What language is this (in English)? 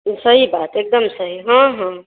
Maithili